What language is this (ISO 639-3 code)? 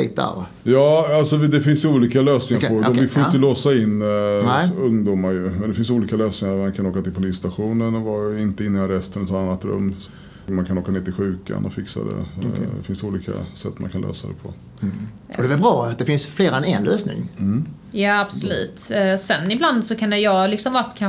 swe